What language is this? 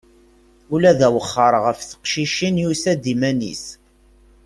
Kabyle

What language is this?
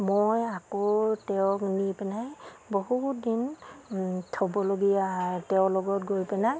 Assamese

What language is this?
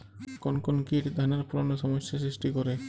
Bangla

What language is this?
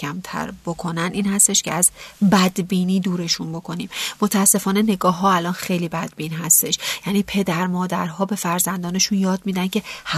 Persian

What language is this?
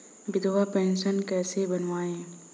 Hindi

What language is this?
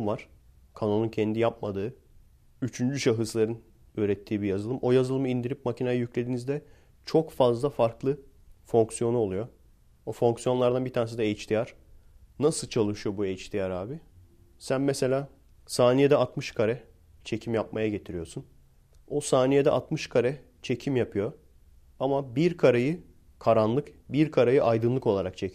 Turkish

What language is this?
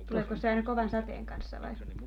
Finnish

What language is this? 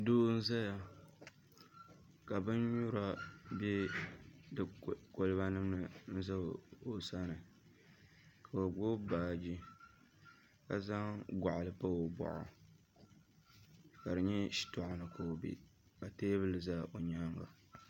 Dagbani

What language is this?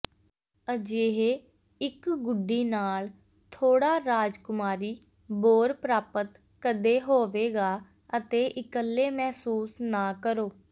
Punjabi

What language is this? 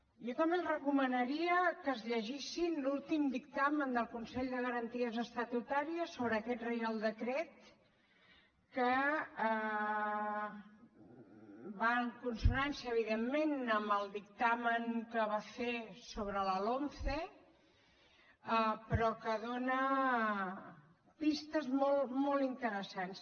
Catalan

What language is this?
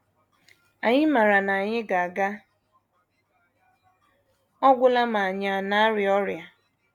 Igbo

